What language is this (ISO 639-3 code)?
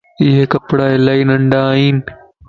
lss